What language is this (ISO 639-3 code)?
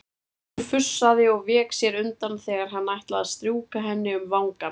isl